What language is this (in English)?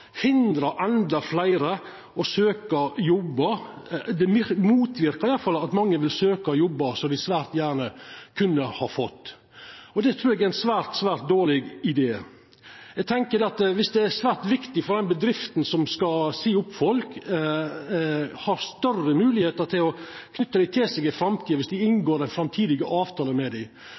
Norwegian Nynorsk